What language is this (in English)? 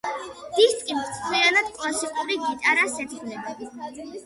Georgian